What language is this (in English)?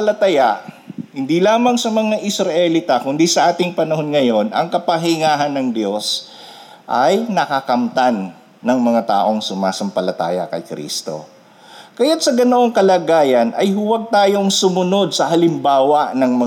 Filipino